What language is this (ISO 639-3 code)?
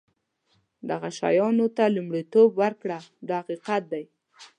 pus